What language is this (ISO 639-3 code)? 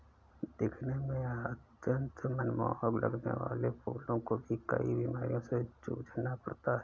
hin